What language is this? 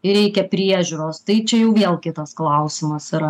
Lithuanian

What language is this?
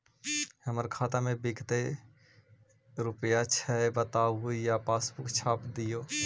Magahi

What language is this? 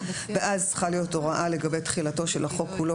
Hebrew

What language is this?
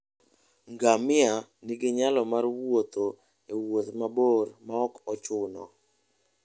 Luo (Kenya and Tanzania)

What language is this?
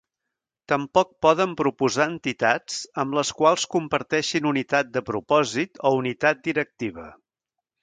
Catalan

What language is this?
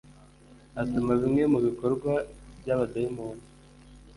Kinyarwanda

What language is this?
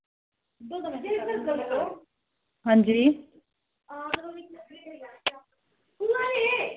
Dogri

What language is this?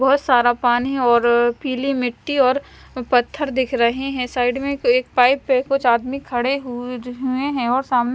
Hindi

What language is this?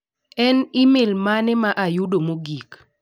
Luo (Kenya and Tanzania)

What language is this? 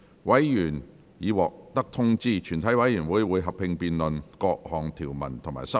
Cantonese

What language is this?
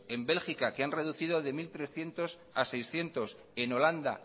Spanish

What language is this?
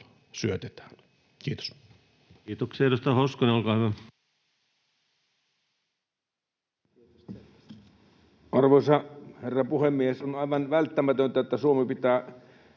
Finnish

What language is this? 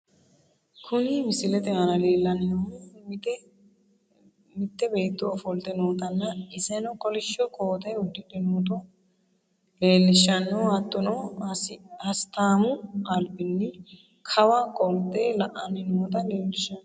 Sidamo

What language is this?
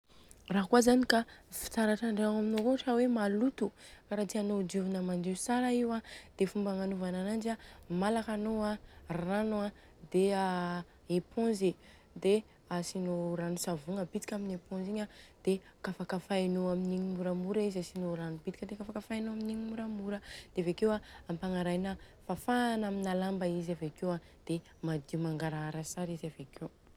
Southern Betsimisaraka Malagasy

